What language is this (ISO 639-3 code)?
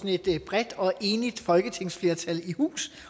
dan